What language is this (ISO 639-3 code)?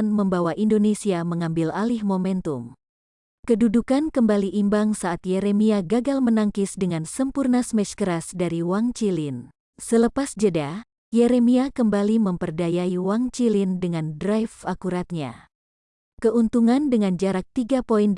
ind